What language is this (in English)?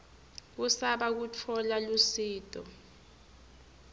Swati